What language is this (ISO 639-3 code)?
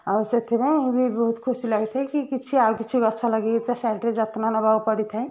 ori